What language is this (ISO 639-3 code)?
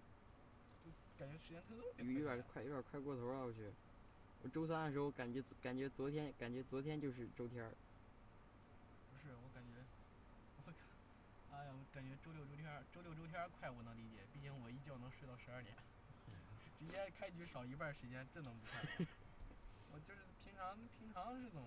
zho